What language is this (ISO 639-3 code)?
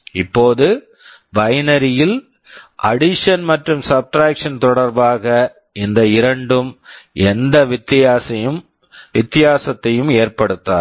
tam